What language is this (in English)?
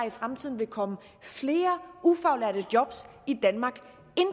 Danish